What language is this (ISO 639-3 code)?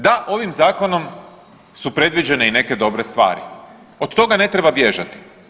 hrv